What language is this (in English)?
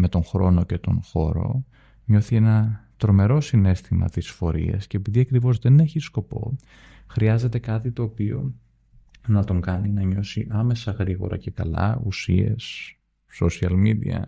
Greek